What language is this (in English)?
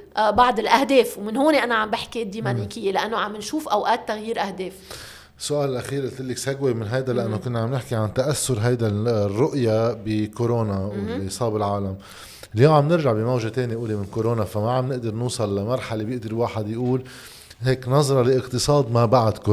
Arabic